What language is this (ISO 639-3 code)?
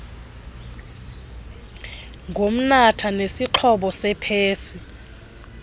xho